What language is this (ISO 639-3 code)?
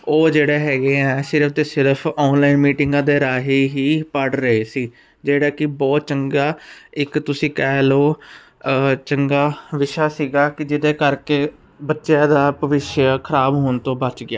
pan